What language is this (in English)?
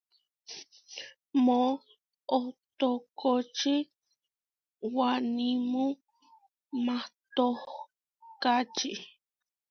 Huarijio